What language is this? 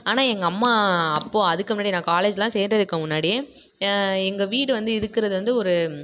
Tamil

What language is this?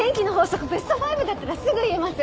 Japanese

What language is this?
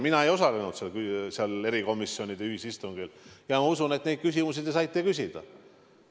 Estonian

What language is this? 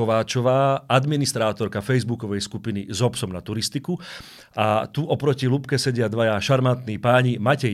Slovak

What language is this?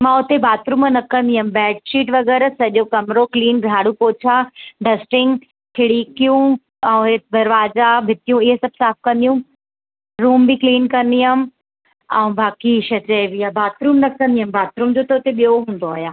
Sindhi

